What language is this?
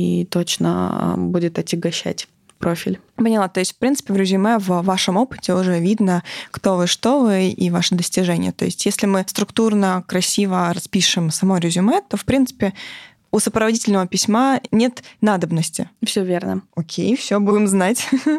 Russian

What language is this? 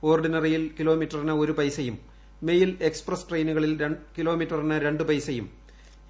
Malayalam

